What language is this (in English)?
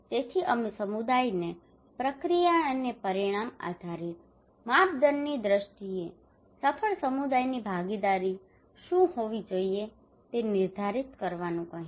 Gujarati